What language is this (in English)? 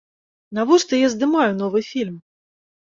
Belarusian